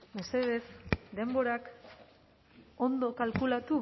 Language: Basque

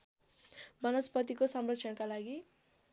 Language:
Nepali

